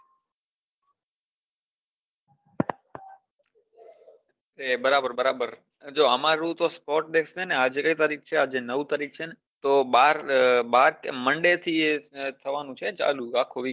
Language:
Gujarati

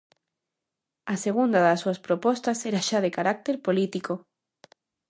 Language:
Galician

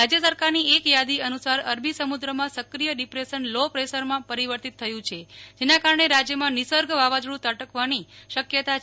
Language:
Gujarati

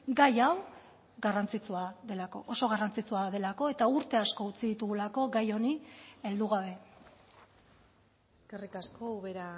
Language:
Basque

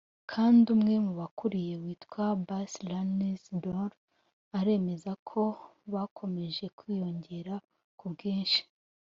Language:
Kinyarwanda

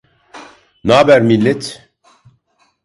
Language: Turkish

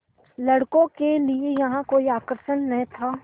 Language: Hindi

